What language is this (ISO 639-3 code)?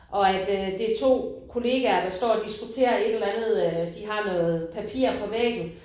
dan